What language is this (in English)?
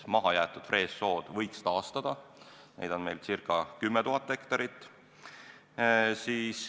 Estonian